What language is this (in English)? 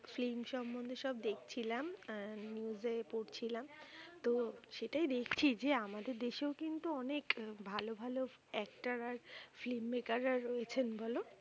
Bangla